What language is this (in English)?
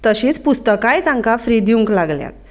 Konkani